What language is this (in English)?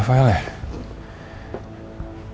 Indonesian